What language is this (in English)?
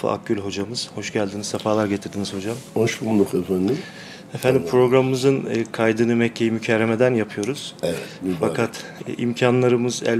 Turkish